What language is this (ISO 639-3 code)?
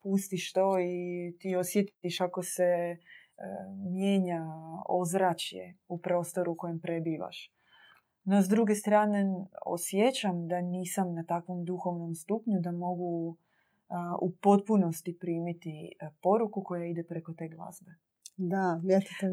hrv